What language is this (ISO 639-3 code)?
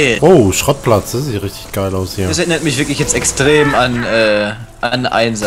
deu